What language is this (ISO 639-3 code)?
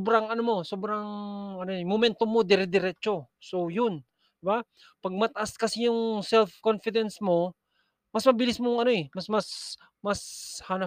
fil